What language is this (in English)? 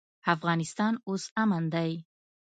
Pashto